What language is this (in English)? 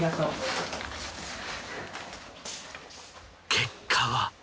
Japanese